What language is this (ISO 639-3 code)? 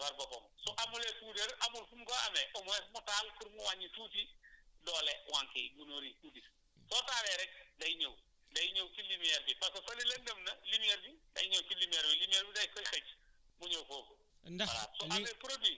wol